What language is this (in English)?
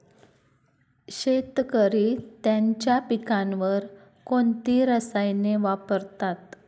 Marathi